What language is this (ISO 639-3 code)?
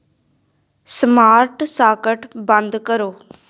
pan